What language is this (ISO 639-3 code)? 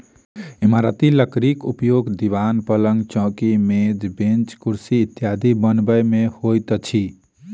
mai